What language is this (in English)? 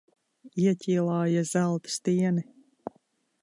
Latvian